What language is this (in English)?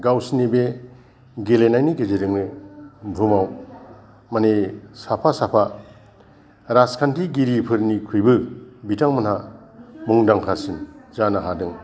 Bodo